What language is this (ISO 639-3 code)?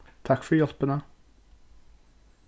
fao